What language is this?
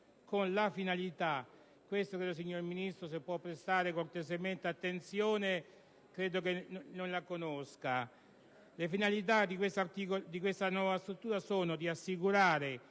Italian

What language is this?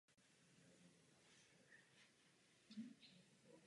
Czech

